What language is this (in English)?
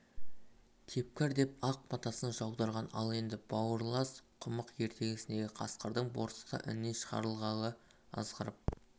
Kazakh